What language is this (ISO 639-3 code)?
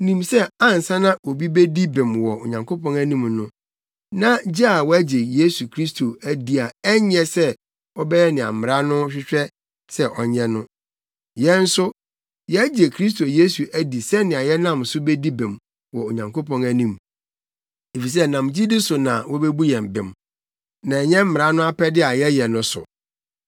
aka